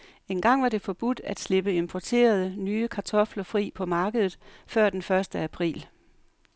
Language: Danish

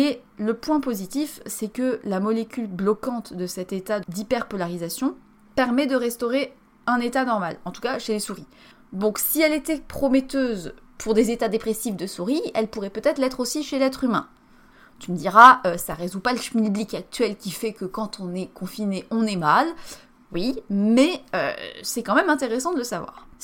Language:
French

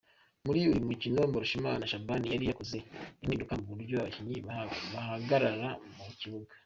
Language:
Kinyarwanda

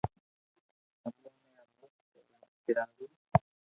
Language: Loarki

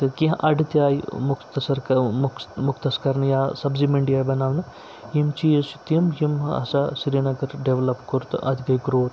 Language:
Kashmiri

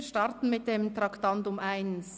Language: Swiss German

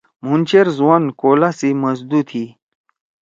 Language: Torwali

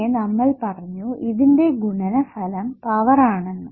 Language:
Malayalam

